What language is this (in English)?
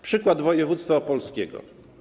Polish